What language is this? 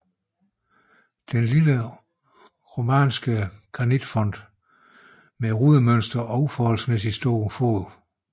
Danish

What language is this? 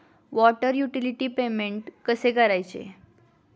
Marathi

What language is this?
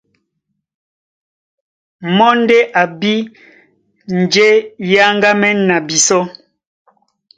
Duala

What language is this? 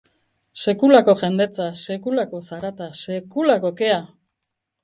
Basque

